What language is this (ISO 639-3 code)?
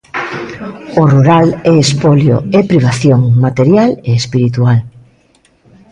glg